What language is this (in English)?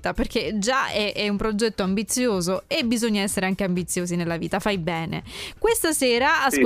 Italian